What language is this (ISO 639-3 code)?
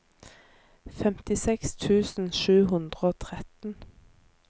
nor